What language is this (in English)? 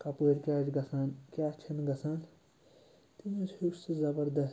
Kashmiri